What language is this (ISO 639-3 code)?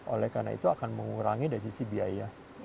ind